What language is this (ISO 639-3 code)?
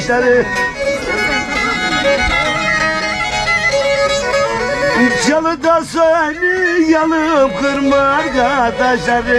tur